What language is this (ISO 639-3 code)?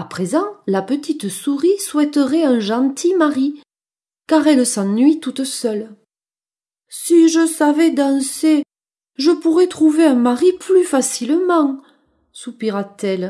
fra